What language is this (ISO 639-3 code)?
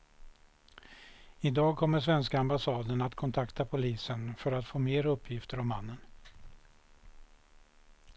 swe